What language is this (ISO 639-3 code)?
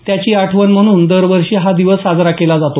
mar